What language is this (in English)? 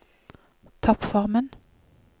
Norwegian